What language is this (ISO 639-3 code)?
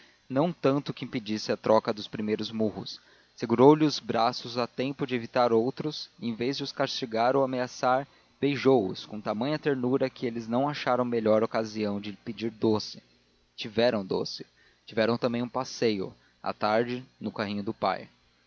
por